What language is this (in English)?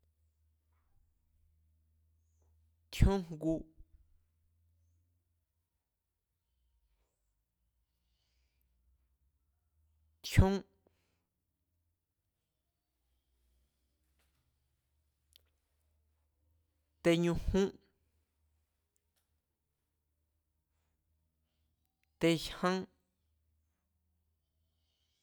Mazatlán Mazatec